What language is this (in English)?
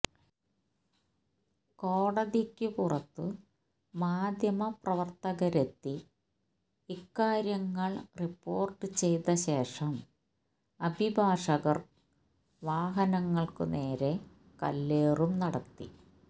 Malayalam